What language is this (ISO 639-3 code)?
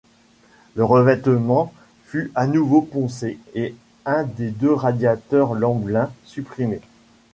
fra